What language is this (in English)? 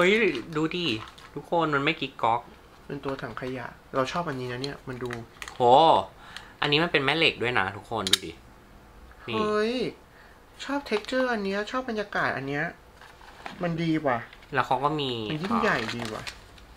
Thai